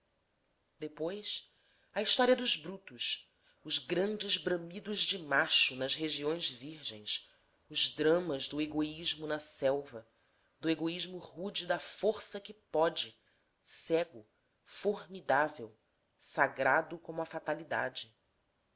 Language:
Portuguese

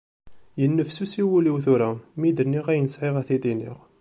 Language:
Kabyle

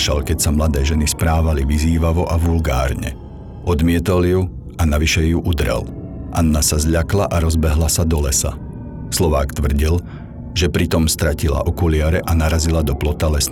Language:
Slovak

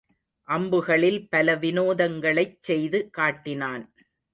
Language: Tamil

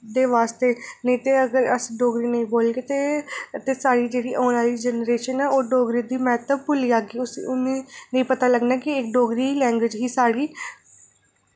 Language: Dogri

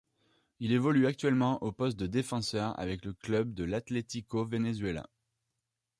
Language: French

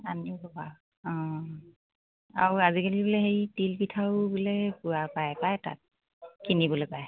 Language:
Assamese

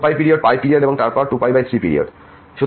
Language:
Bangla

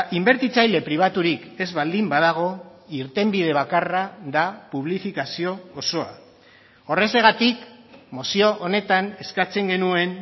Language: Basque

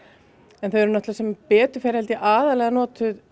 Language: Icelandic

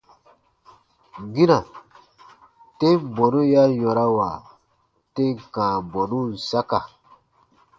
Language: Baatonum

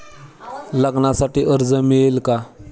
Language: Marathi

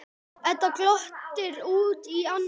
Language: Icelandic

